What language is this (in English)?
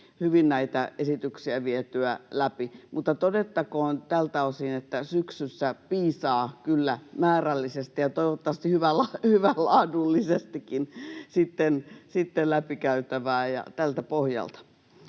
Finnish